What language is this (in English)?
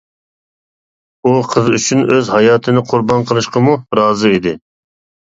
Uyghur